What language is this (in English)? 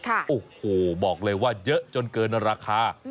Thai